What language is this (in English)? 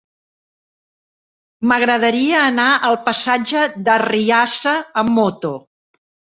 Catalan